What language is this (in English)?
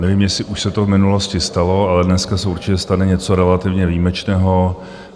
Czech